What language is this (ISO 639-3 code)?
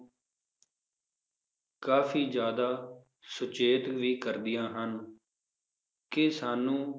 pan